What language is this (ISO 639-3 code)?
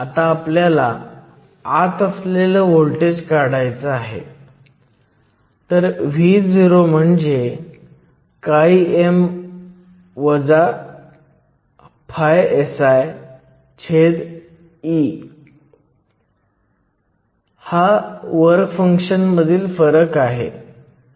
mar